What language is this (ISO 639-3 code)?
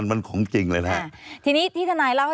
tha